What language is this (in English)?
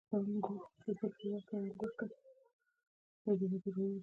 Pashto